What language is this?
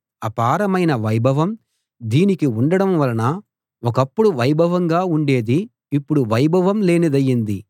Telugu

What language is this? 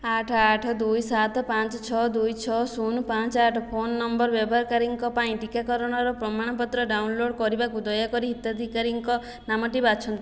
Odia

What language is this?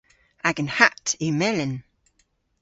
Cornish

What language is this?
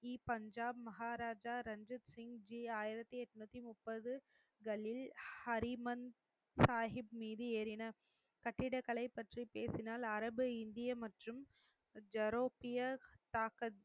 Tamil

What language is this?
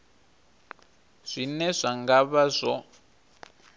Venda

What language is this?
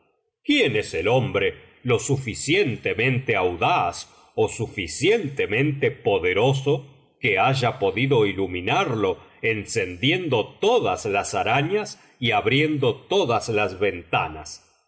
Spanish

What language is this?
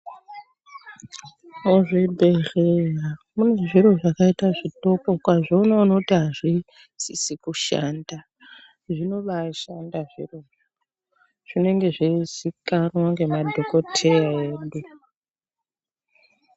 Ndau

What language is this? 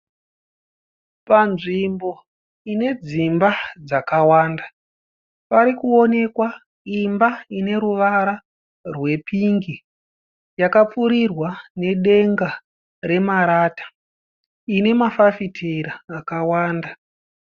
Shona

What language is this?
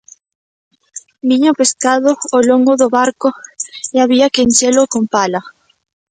Galician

